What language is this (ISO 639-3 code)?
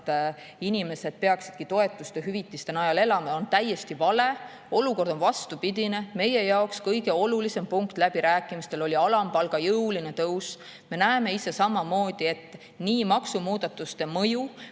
est